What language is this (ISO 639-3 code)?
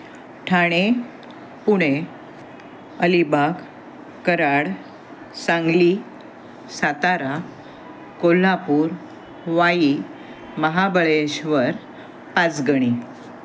mar